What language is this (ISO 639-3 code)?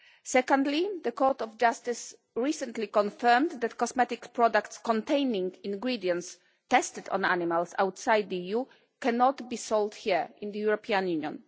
eng